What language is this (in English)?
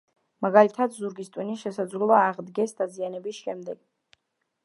Georgian